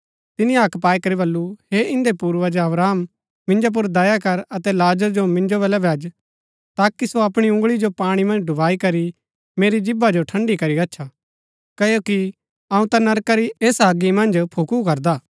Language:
Gaddi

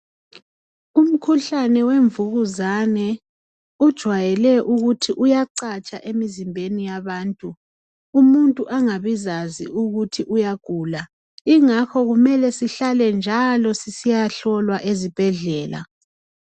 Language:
North Ndebele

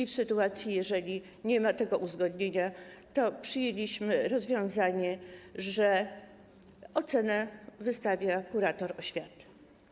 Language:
Polish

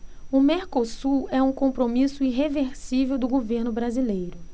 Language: Portuguese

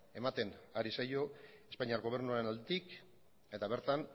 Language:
Basque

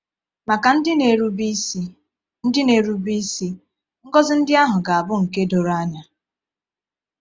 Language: Igbo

